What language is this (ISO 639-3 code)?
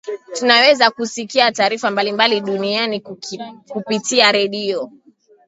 swa